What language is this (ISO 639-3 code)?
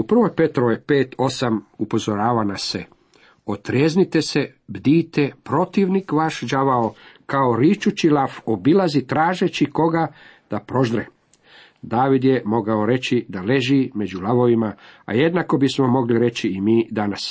hrv